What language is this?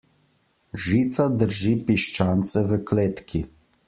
Slovenian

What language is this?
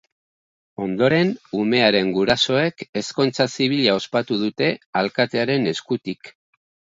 Basque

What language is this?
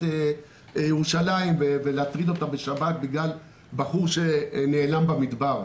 Hebrew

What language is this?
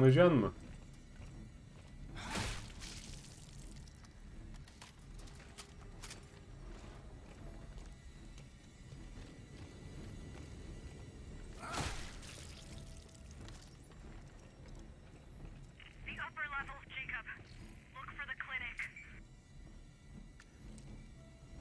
Turkish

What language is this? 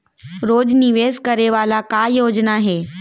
Chhattisgarhi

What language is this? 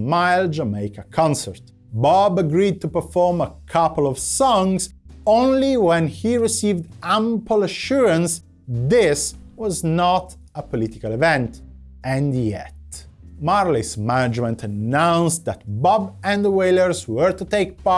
English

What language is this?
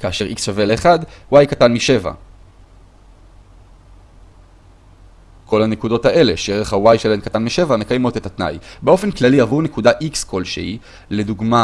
Hebrew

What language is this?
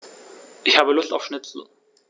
German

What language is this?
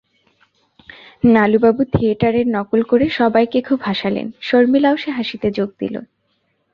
Bangla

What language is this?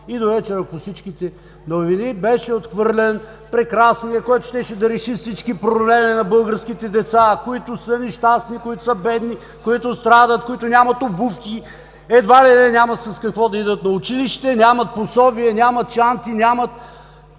Bulgarian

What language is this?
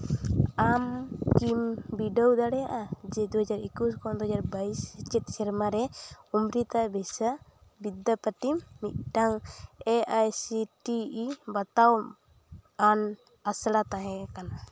Santali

